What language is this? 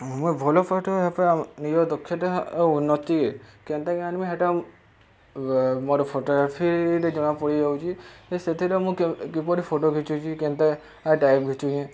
Odia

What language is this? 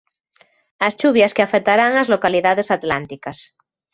Galician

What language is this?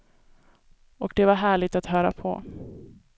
Swedish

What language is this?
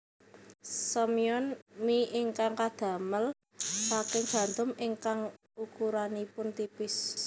Javanese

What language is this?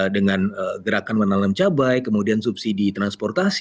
Indonesian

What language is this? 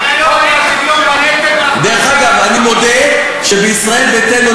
Hebrew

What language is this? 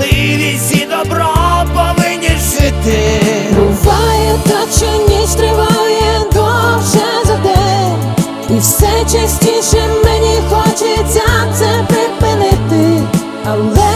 Ukrainian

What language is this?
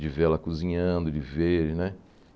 Portuguese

